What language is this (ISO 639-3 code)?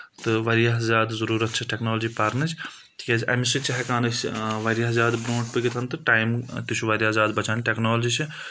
kas